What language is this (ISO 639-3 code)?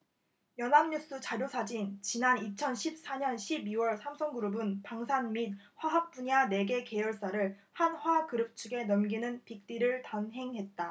kor